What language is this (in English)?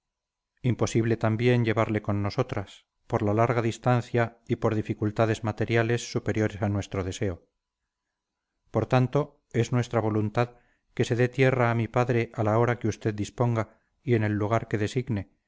Spanish